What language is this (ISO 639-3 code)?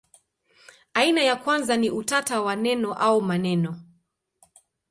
swa